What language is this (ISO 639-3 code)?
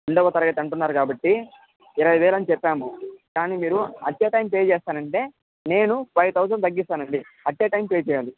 tel